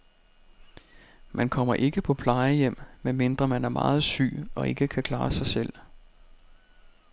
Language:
Danish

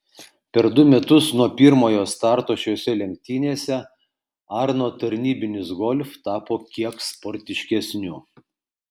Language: Lithuanian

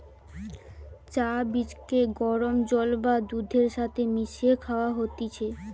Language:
Bangla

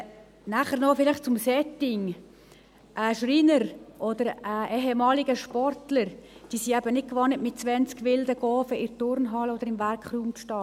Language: Swiss German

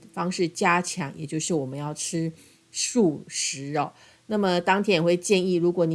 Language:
Chinese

